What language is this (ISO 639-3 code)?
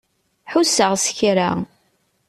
kab